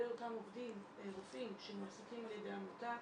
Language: Hebrew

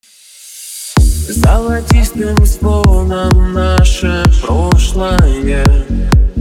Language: Russian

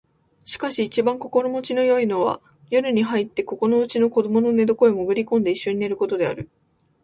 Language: Japanese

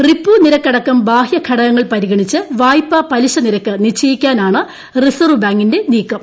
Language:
Malayalam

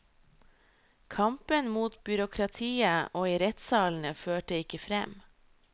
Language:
Norwegian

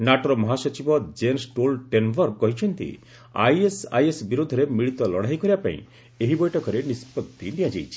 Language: Odia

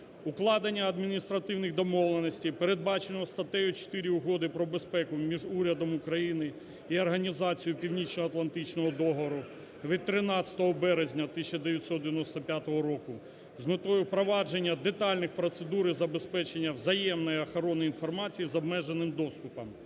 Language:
Ukrainian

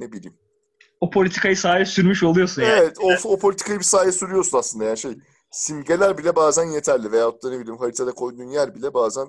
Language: Turkish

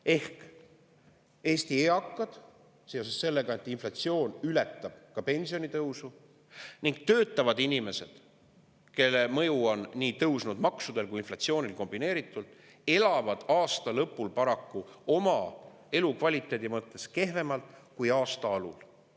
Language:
Estonian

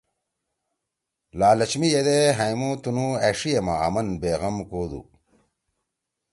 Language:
Torwali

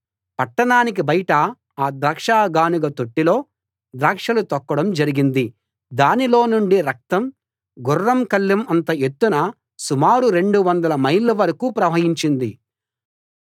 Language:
Telugu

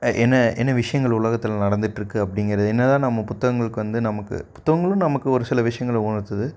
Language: Tamil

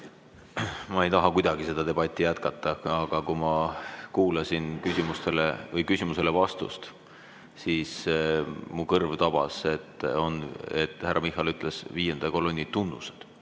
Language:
Estonian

